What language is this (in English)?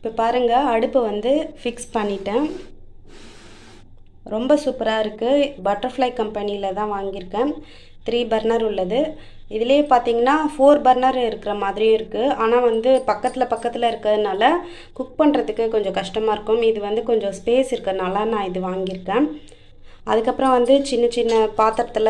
Romanian